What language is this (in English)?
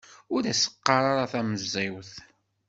Kabyle